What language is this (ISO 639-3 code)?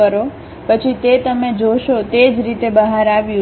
guj